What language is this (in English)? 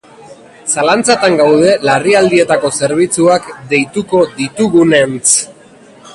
Basque